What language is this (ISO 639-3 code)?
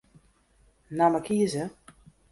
fry